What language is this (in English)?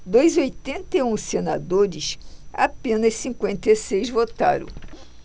Portuguese